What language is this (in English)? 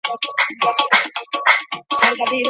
Pashto